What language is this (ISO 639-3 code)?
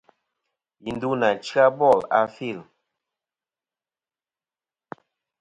bkm